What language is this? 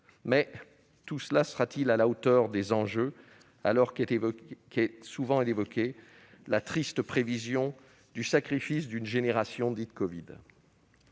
French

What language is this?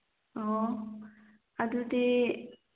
Manipuri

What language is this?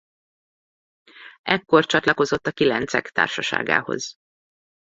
Hungarian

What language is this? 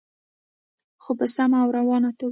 Pashto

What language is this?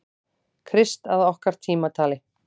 Icelandic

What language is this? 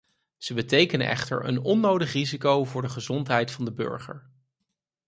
Dutch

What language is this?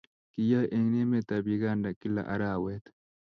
Kalenjin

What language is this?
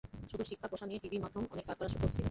Bangla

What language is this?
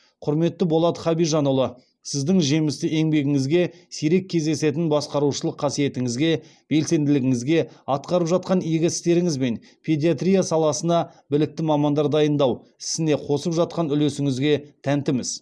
Kazakh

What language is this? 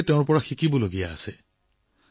Assamese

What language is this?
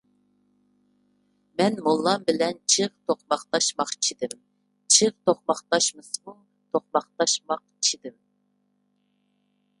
Uyghur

